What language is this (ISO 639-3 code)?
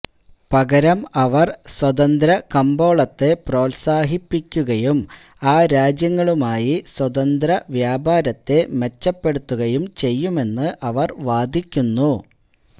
mal